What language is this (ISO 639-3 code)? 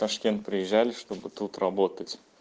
rus